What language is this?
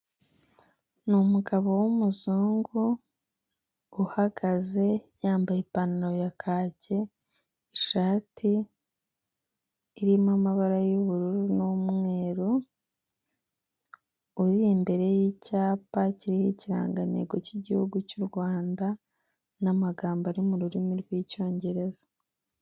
Kinyarwanda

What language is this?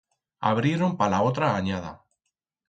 Aragonese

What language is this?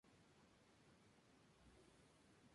Spanish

